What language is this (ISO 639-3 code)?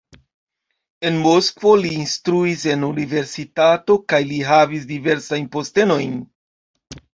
epo